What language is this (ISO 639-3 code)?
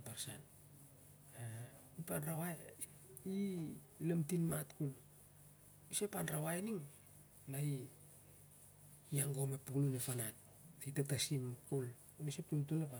sjr